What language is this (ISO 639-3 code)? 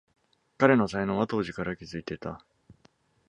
jpn